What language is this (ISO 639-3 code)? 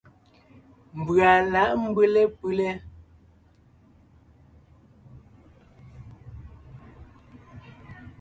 nnh